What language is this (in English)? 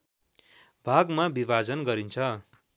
Nepali